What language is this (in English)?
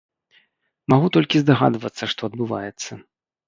Belarusian